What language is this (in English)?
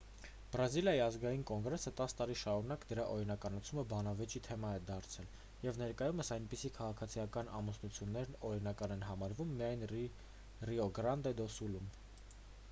Armenian